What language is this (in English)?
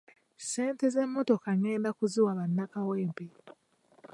Ganda